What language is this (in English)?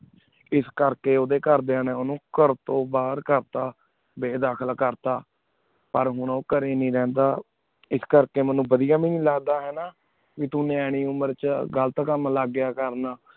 Punjabi